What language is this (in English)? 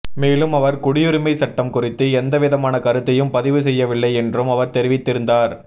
Tamil